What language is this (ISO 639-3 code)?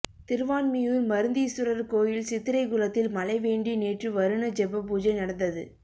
tam